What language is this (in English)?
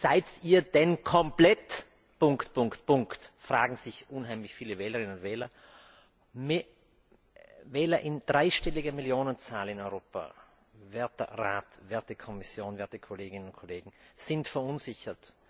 German